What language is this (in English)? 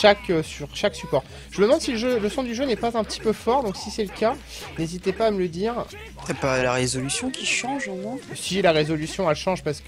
French